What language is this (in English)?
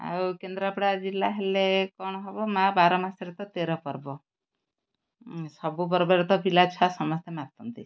Odia